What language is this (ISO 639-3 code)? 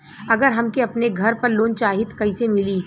bho